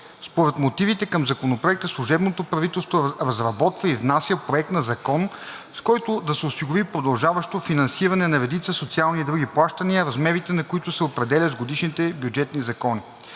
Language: Bulgarian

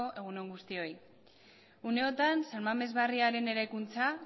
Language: Basque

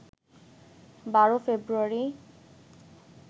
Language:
Bangla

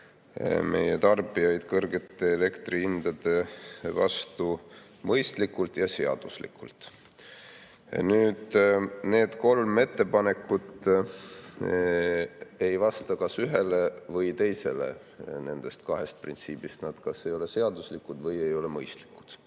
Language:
Estonian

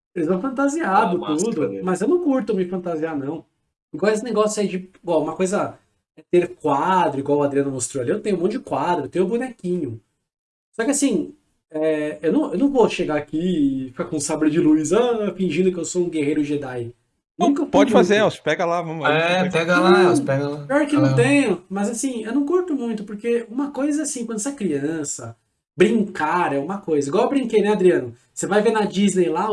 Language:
Portuguese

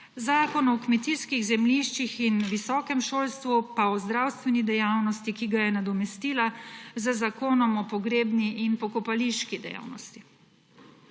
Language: Slovenian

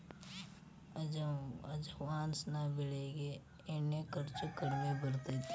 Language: Kannada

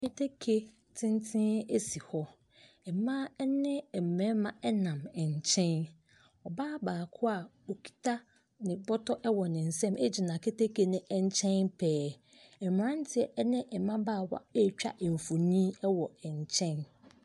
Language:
Akan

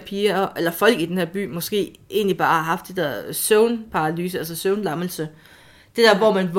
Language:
Danish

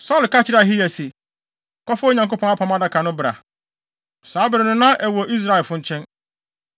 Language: Akan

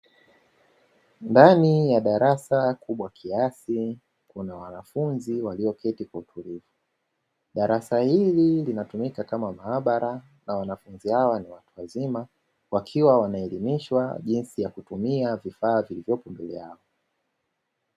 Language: Swahili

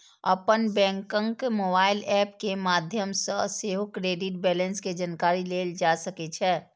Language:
Maithili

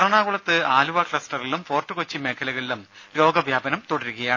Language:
Malayalam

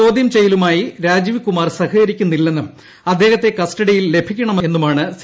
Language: Malayalam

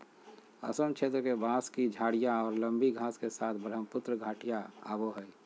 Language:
Magahi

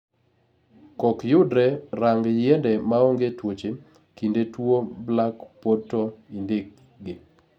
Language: Luo (Kenya and Tanzania)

